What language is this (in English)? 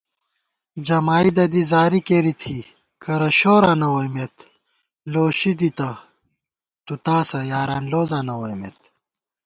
Gawar-Bati